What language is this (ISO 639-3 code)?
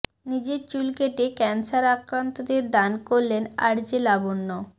ben